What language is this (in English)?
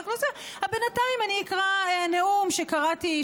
Hebrew